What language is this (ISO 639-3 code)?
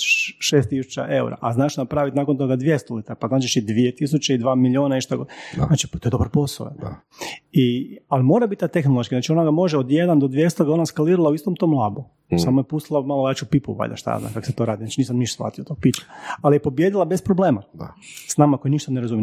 hrv